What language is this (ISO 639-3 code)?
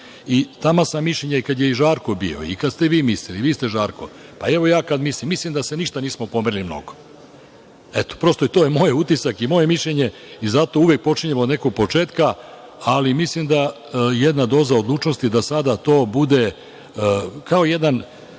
srp